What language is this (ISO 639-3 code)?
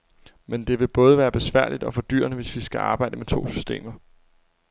dan